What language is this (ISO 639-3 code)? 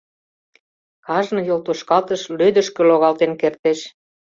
chm